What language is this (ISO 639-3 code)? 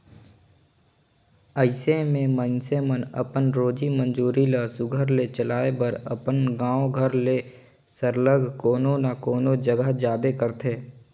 hne